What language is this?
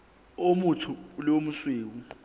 Southern Sotho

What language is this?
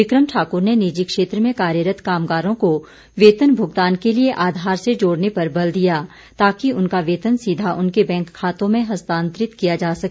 Hindi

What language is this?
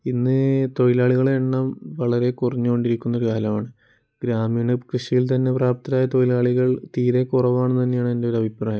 Malayalam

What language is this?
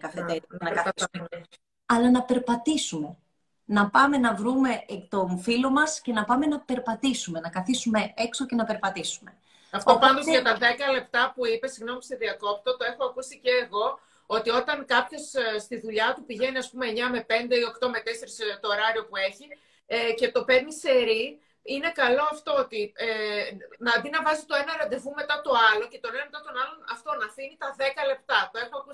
Greek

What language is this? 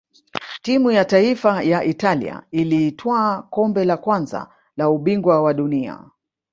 Swahili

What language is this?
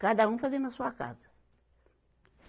Portuguese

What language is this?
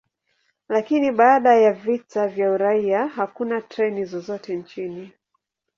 Swahili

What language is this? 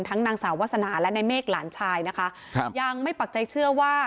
Thai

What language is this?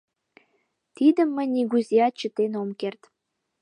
Mari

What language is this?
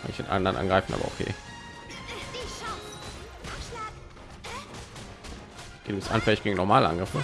German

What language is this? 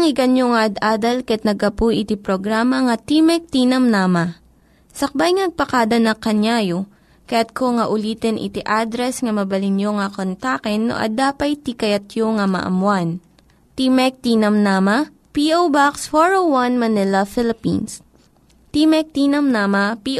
Filipino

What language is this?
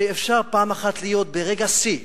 Hebrew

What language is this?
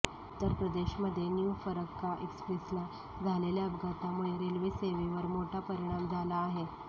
Marathi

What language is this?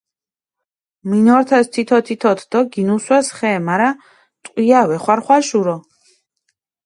Mingrelian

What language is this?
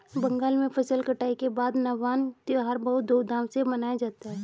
Hindi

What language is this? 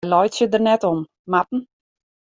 Western Frisian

